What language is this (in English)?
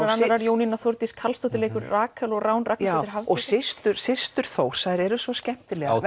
Icelandic